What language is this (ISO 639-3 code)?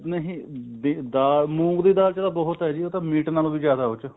pan